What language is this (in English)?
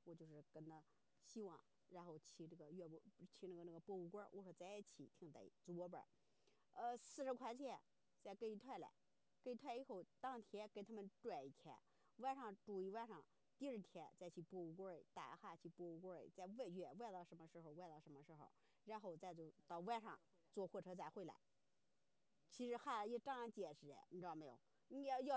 Chinese